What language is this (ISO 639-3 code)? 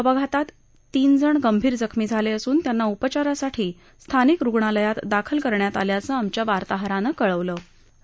mar